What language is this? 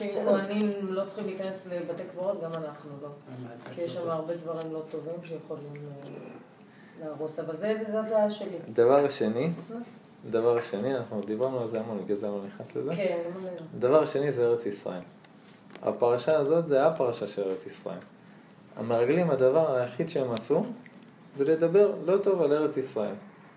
Hebrew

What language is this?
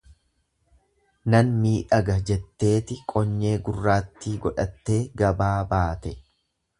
Oromo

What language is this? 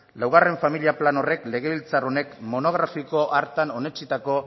Basque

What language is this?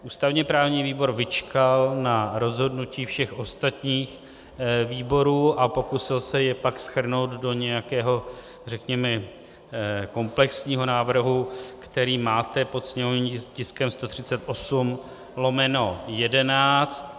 Czech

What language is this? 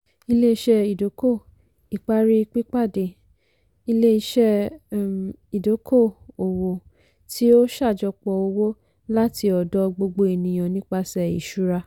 Yoruba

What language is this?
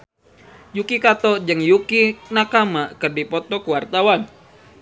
Sundanese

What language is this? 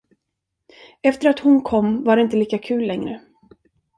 Swedish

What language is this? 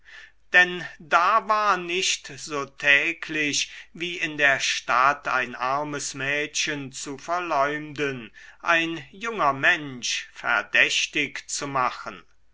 German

